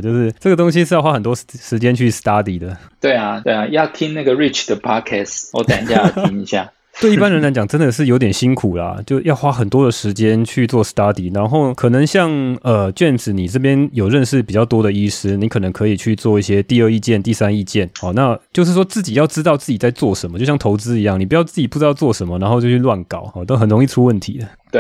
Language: Chinese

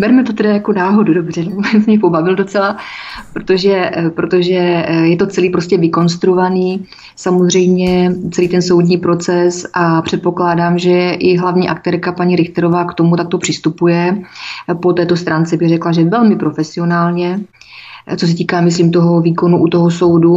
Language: Czech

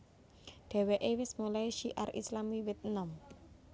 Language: Javanese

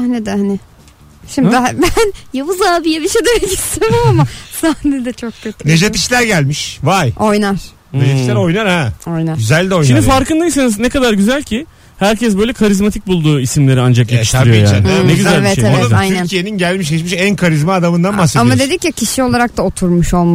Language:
Turkish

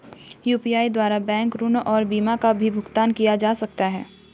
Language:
Hindi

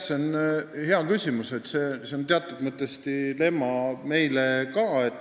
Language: Estonian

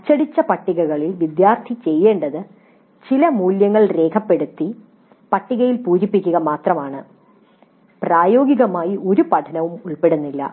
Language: Malayalam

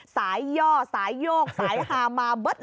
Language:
Thai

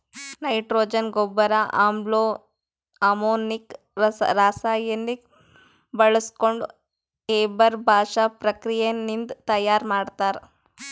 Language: Kannada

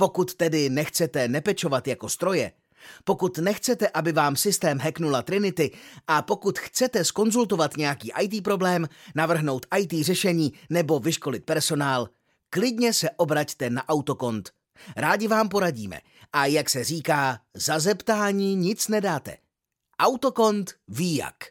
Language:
Czech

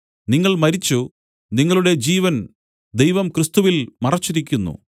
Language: Malayalam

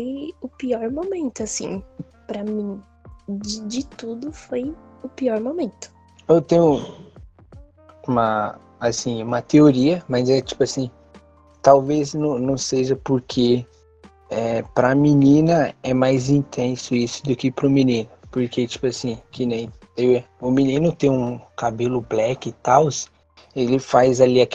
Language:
Portuguese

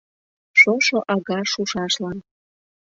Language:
Mari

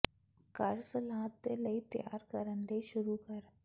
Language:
Punjabi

